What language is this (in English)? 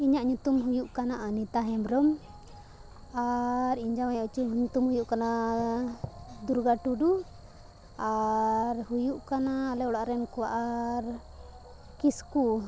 Santali